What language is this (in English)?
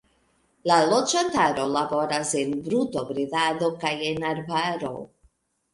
Esperanto